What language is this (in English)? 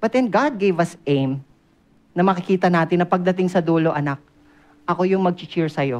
Filipino